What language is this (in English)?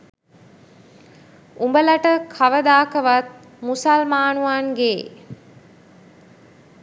Sinhala